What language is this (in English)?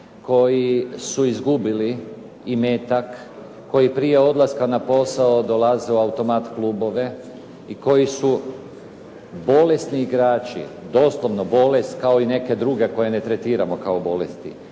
Croatian